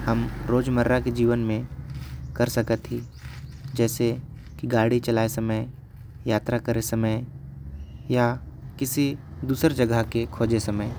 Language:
Korwa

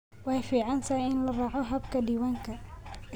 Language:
Somali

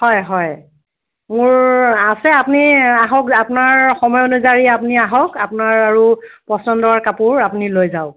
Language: Assamese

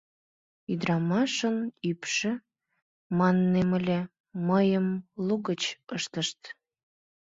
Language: Mari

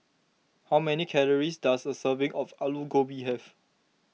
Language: English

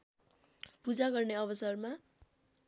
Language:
Nepali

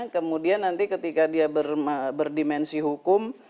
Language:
Indonesian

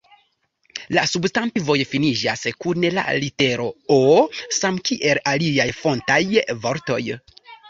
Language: Esperanto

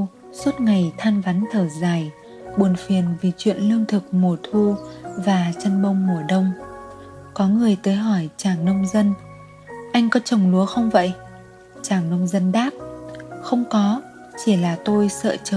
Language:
Vietnamese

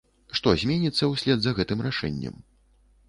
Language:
Belarusian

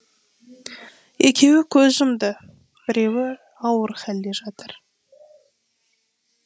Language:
Kazakh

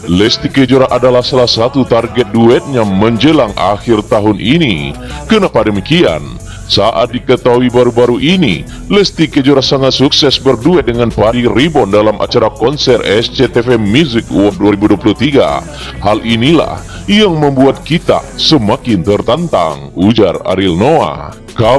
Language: Indonesian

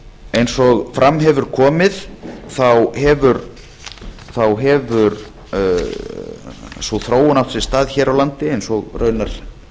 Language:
Icelandic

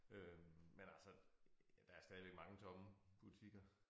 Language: Danish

